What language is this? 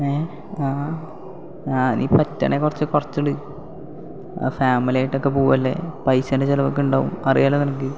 Malayalam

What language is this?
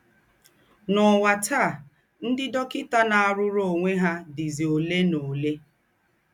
Igbo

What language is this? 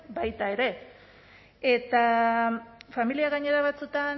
Basque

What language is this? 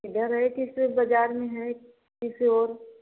Hindi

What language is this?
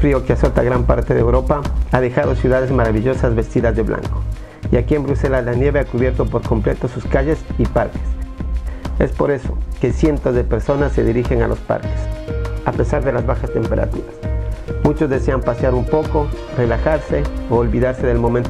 Spanish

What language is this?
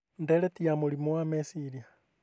Kikuyu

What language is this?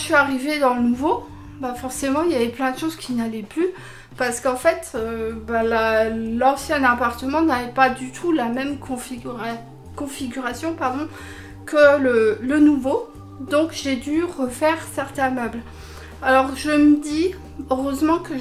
French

